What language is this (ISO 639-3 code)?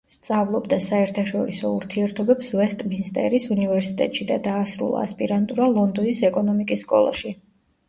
kat